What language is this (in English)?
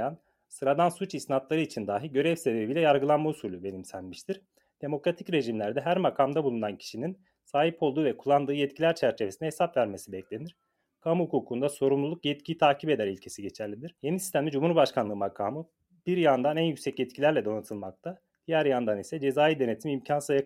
Turkish